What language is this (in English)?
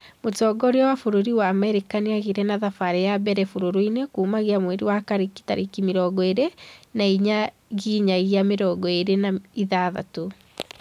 Kikuyu